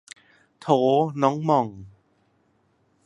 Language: Thai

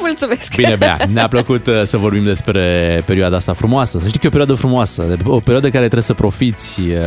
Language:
Romanian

